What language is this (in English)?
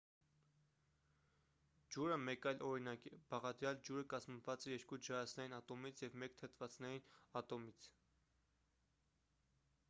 Armenian